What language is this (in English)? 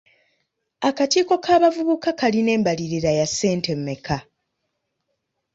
Ganda